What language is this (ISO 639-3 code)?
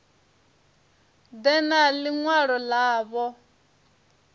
ven